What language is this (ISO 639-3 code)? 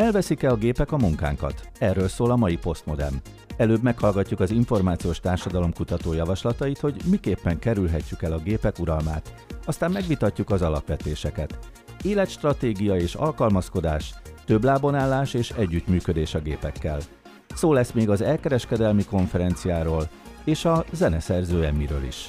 hun